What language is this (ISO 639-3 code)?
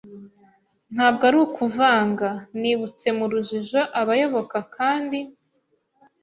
kin